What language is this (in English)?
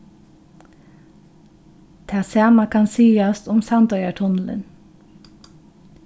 Faroese